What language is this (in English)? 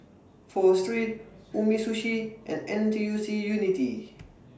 English